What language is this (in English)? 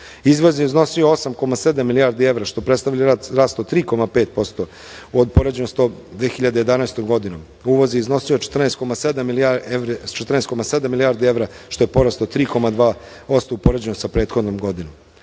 Serbian